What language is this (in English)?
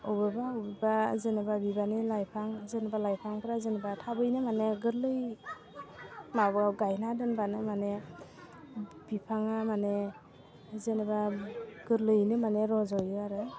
Bodo